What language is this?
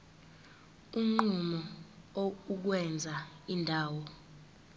Zulu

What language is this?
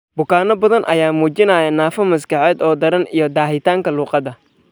Somali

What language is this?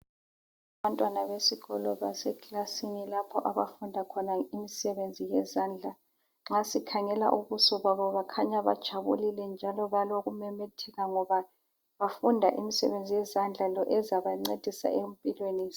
North Ndebele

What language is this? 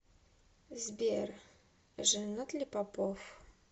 Russian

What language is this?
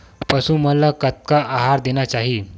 Chhattisgarhi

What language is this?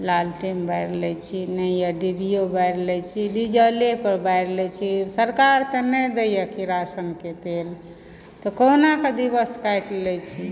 Maithili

